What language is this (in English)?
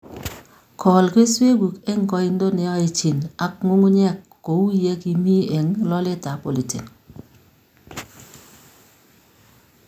Kalenjin